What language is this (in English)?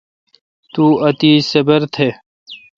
Kalkoti